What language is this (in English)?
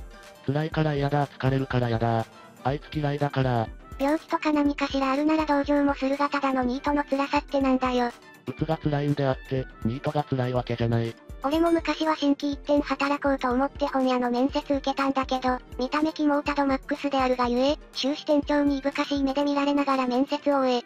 Japanese